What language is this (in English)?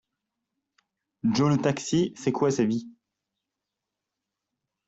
French